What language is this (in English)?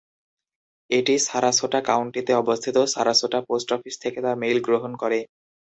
Bangla